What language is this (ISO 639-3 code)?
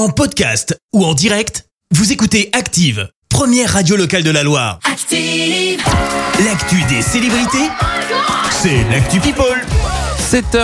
fra